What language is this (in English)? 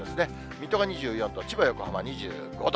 Japanese